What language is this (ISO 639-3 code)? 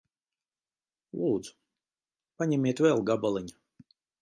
lav